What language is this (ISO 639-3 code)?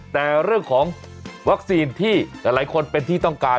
tha